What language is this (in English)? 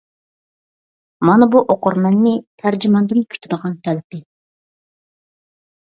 Uyghur